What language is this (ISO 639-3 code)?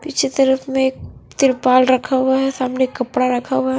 hin